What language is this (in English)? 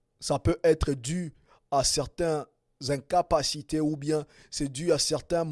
French